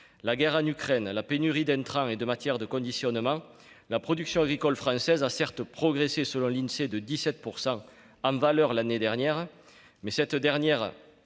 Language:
French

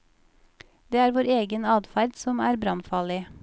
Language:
Norwegian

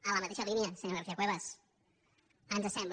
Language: Catalan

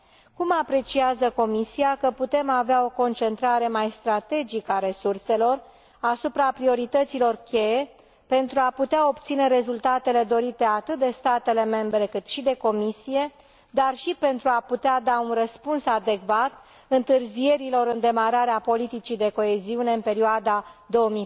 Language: Romanian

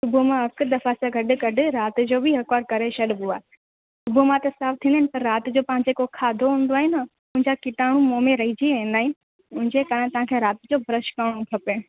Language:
Sindhi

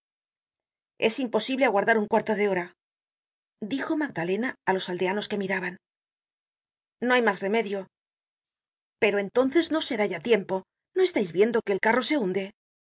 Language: Spanish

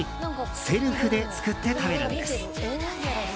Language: Japanese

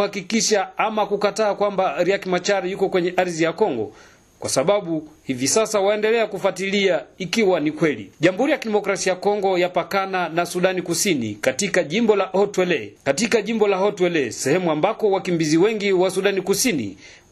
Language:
Swahili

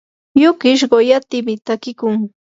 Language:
Yanahuanca Pasco Quechua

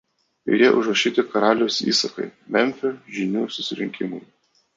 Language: Lithuanian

